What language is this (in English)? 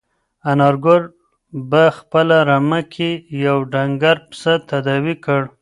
Pashto